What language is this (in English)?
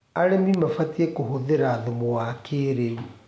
Kikuyu